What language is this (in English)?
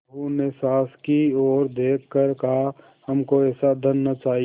Hindi